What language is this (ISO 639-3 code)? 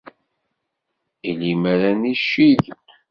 kab